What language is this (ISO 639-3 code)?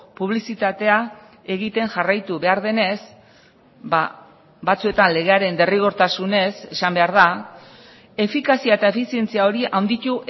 eus